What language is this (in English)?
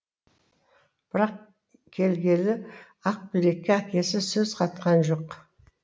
Kazakh